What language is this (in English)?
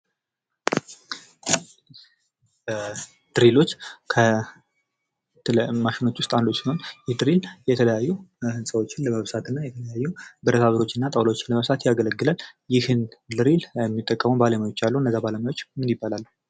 Amharic